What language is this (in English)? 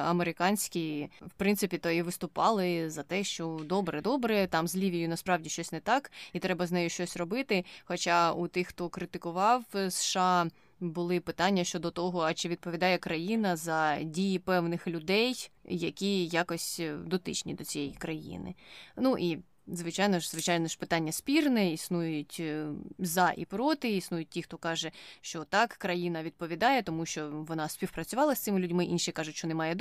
Ukrainian